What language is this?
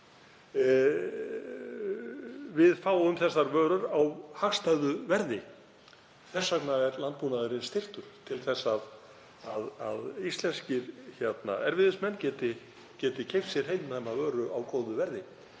Icelandic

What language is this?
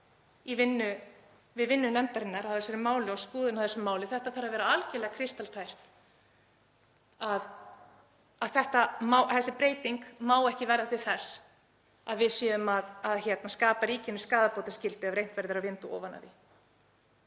Icelandic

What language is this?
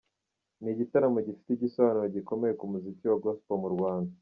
Kinyarwanda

